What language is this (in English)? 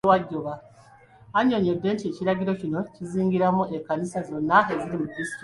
Ganda